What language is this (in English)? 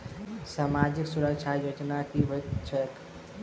Maithili